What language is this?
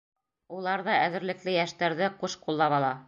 Bashkir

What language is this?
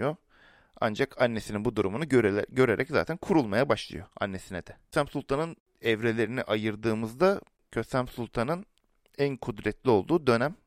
Turkish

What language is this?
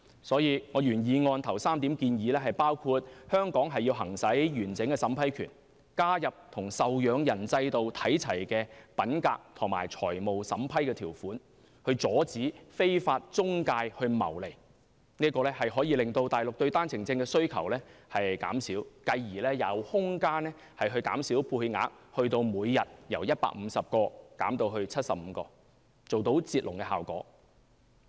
Cantonese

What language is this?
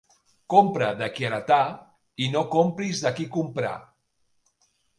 Catalan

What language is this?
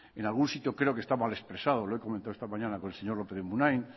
Spanish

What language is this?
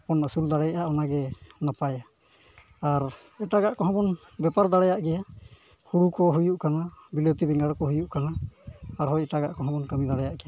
Santali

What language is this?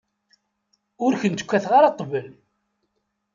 Kabyle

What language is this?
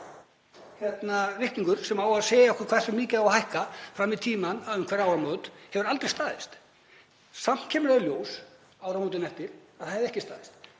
Icelandic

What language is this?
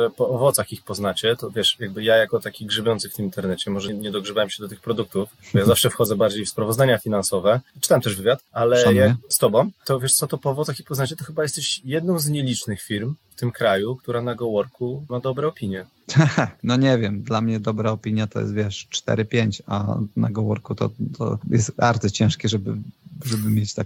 Polish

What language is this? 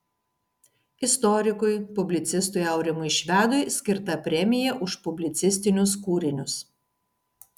Lithuanian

